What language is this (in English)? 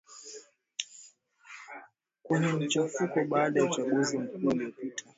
Swahili